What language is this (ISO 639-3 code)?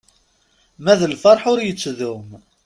kab